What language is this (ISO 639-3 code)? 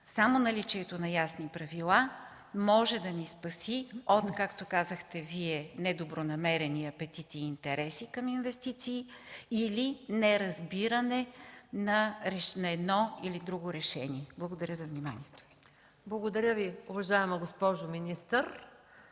bul